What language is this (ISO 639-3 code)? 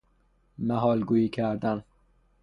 fas